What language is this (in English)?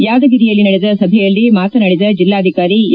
Kannada